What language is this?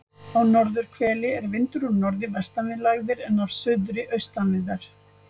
Icelandic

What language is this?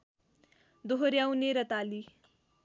Nepali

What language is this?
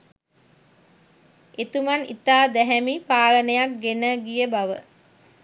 Sinhala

